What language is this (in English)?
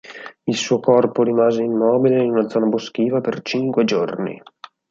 Italian